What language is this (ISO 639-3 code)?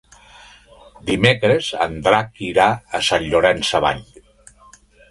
cat